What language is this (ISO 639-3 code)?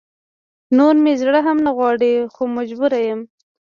pus